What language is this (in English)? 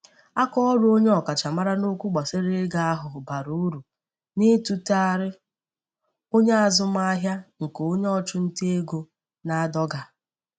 Igbo